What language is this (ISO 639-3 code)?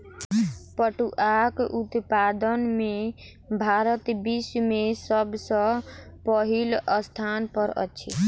mai